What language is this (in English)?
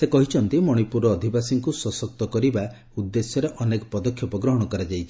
Odia